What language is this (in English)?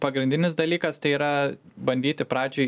Lithuanian